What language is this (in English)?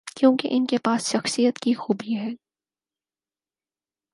Urdu